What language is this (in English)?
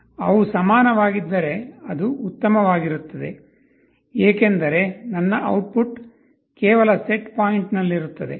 Kannada